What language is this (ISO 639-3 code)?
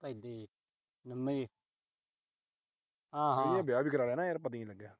pan